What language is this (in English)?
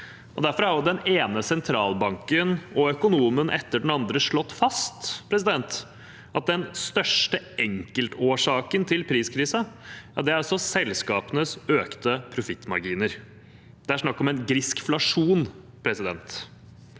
Norwegian